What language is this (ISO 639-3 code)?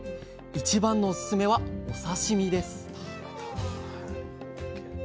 jpn